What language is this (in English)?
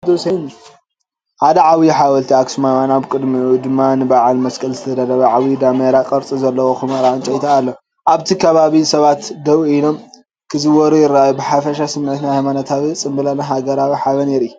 Tigrinya